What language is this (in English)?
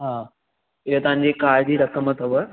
Sindhi